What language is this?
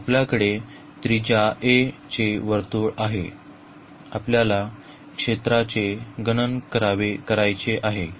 Marathi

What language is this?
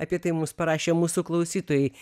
Lithuanian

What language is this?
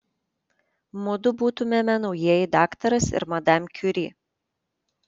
Lithuanian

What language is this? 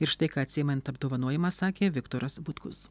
Lithuanian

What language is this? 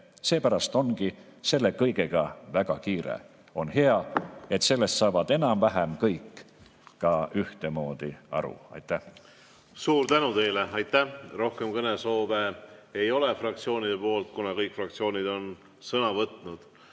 Estonian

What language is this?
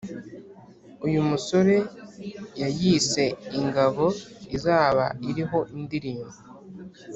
Kinyarwanda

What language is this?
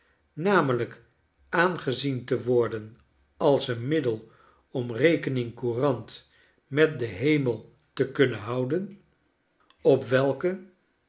Dutch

